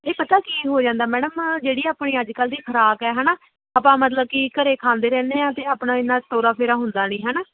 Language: Punjabi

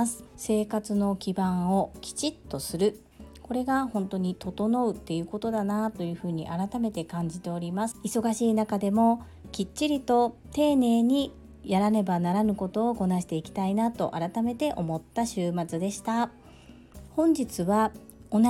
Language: Japanese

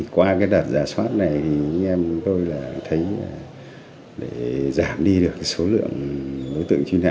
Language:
Vietnamese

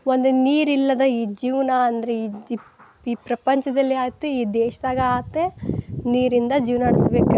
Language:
Kannada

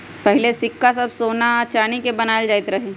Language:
Magahi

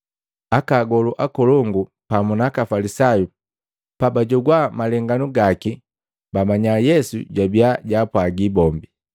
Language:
Matengo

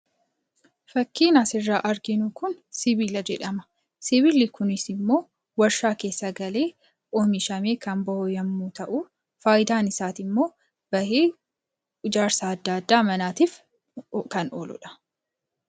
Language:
Oromo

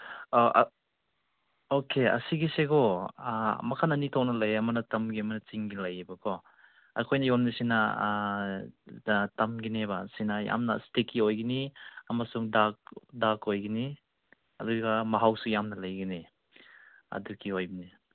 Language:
Manipuri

